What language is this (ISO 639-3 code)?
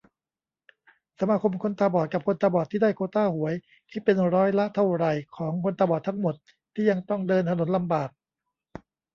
tha